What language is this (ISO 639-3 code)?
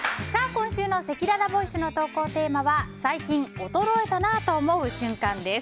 jpn